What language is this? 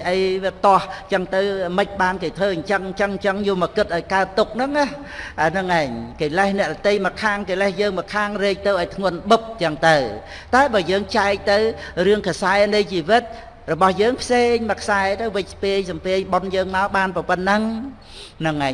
Vietnamese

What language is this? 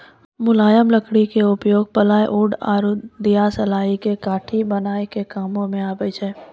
Maithili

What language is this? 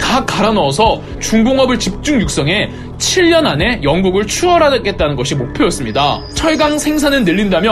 Korean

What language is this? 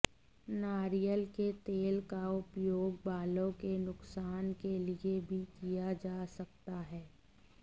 Hindi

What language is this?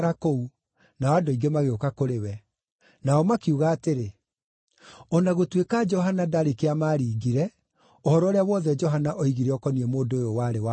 Kikuyu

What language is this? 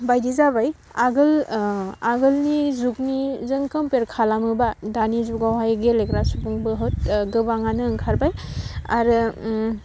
Bodo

